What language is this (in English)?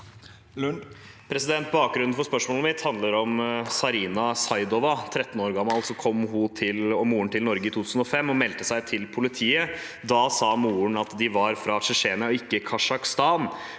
Norwegian